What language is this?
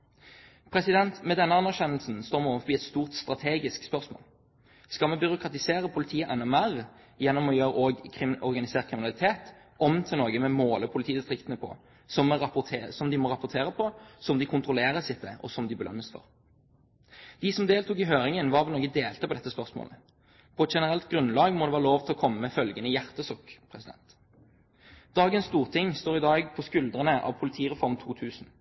Norwegian Bokmål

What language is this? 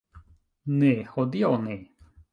Esperanto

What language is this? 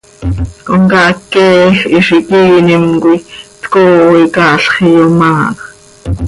Seri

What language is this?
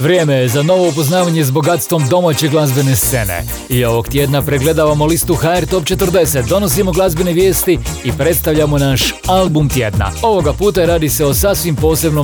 Croatian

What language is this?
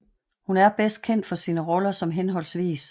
Danish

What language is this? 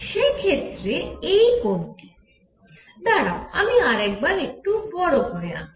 Bangla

